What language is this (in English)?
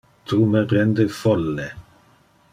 Interlingua